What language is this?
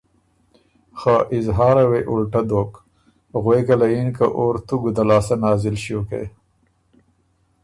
Ormuri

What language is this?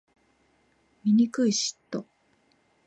Japanese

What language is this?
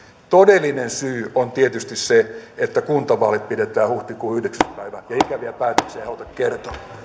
Finnish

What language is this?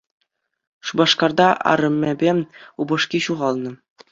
Chuvash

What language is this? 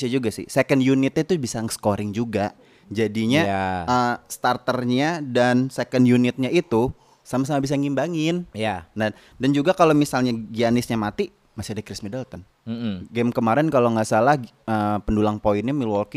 Indonesian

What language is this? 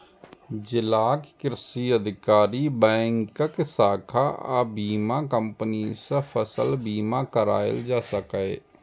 Maithili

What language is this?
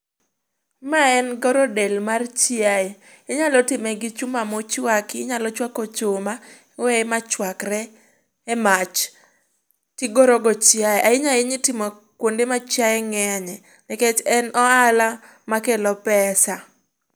Luo (Kenya and Tanzania)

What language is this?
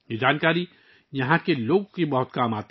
Urdu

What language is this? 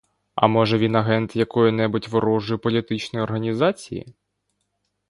Ukrainian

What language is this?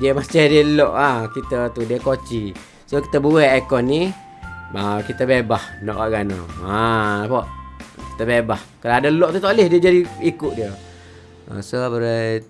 Malay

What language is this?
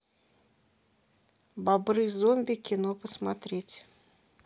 Russian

